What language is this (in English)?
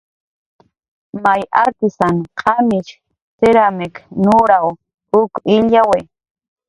Jaqaru